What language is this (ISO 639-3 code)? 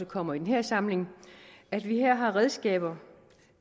dan